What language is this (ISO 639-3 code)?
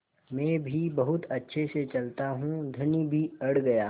hin